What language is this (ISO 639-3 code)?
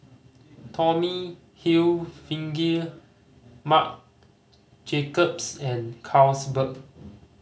eng